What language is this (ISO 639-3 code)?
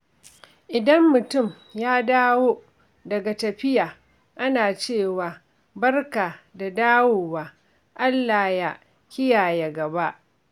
hau